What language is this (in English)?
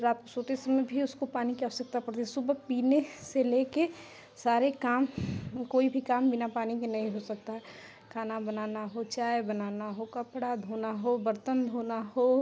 Hindi